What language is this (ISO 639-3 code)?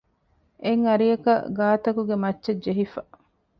div